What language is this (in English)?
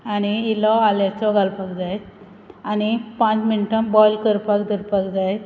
Konkani